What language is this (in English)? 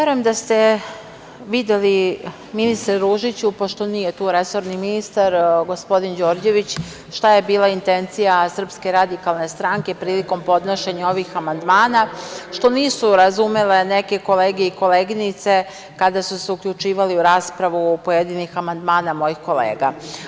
Serbian